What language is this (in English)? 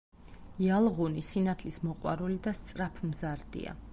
Georgian